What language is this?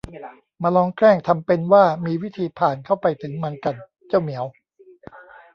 Thai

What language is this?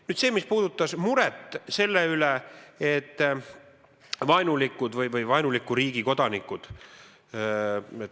Estonian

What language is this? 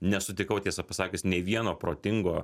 Lithuanian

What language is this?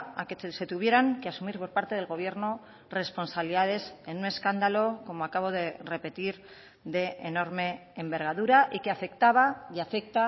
Spanish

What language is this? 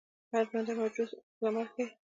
Pashto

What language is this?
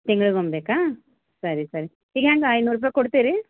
Kannada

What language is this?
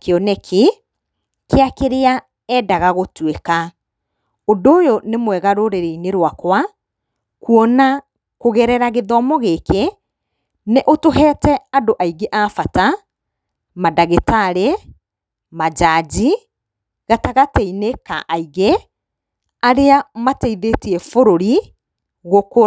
Kikuyu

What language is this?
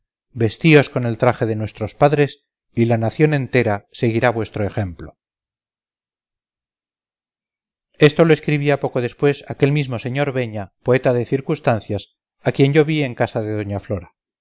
Spanish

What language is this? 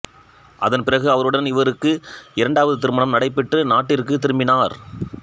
Tamil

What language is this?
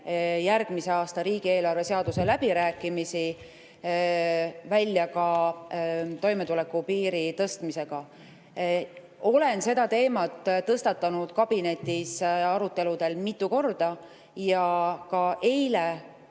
Estonian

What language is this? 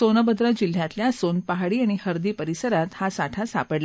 Marathi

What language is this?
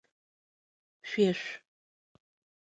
Adyghe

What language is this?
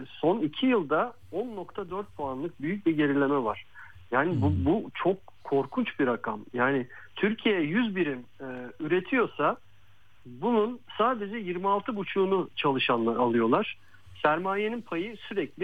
Turkish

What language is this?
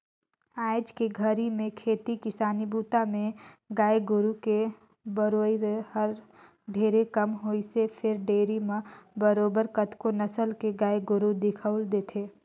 Chhattisgarhi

